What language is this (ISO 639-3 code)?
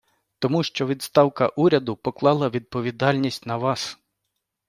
ukr